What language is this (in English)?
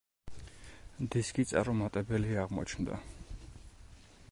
Georgian